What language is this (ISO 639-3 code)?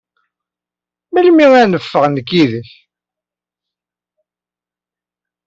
kab